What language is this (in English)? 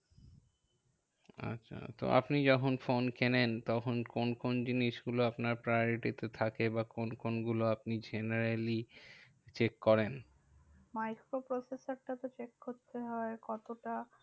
Bangla